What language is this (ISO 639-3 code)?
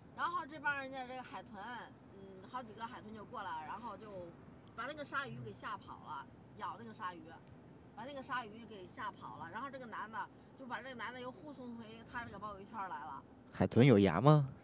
zho